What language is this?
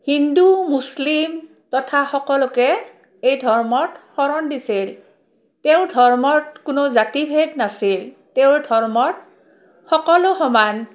Assamese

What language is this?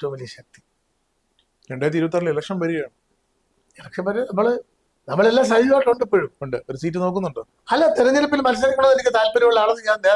Malayalam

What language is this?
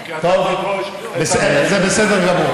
Hebrew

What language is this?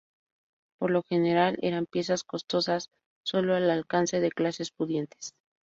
Spanish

